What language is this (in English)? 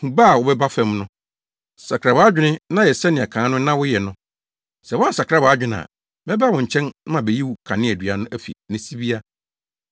Akan